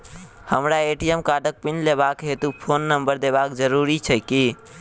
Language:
Maithili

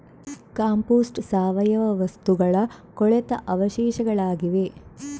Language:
Kannada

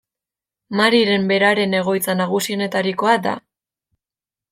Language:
Basque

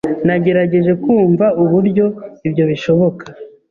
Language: Kinyarwanda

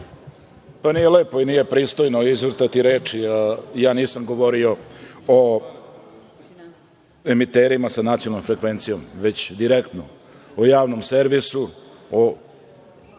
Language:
Serbian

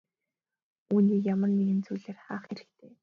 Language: Mongolian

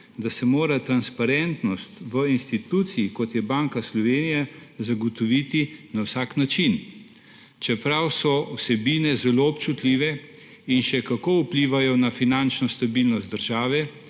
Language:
Slovenian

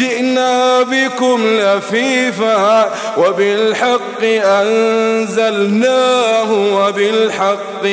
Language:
Arabic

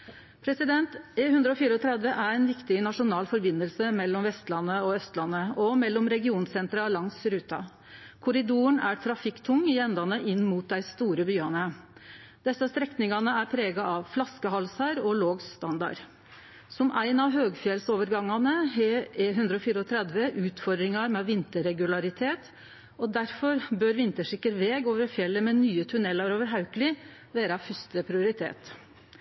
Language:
Norwegian Nynorsk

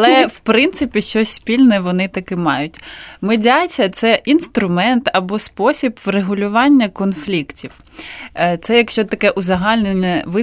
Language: Ukrainian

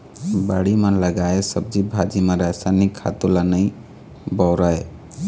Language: Chhattisgarhi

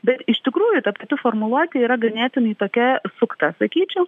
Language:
Lithuanian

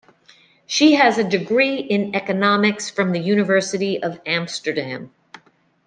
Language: English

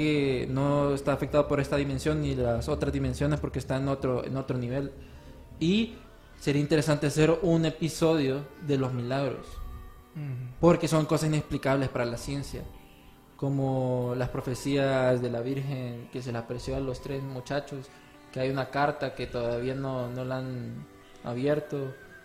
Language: Spanish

